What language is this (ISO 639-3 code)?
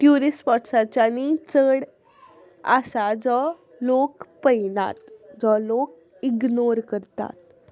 kok